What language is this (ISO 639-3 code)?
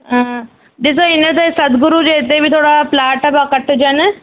snd